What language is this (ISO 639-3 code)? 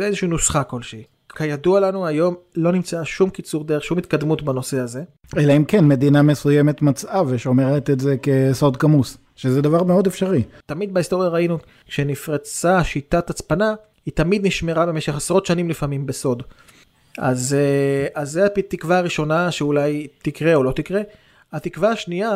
heb